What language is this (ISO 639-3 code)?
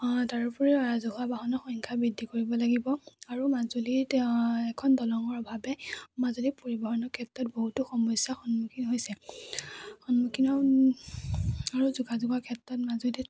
asm